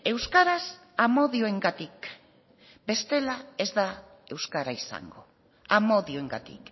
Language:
Basque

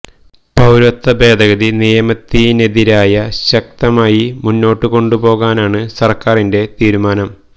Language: Malayalam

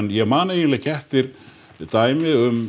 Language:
Icelandic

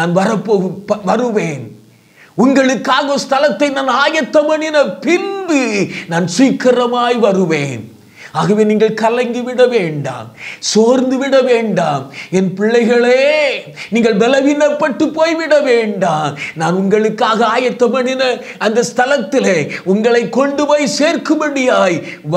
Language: Indonesian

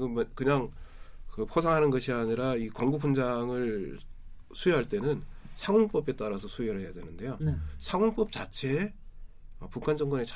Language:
Korean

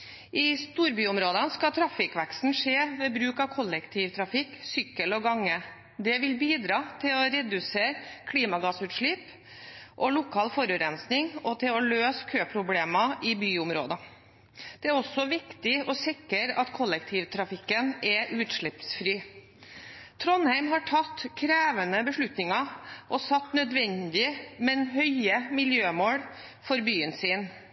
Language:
Norwegian Bokmål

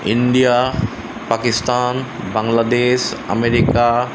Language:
Assamese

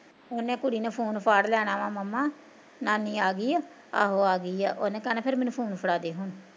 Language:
Punjabi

